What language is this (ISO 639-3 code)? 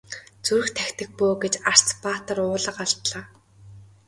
mon